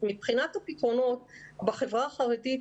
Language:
Hebrew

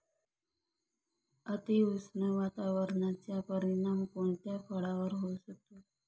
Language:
Marathi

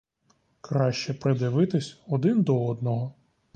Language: Ukrainian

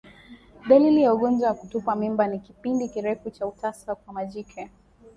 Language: Swahili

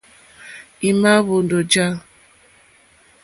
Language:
Mokpwe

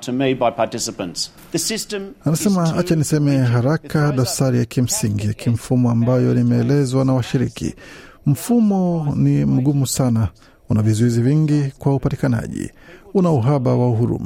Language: Swahili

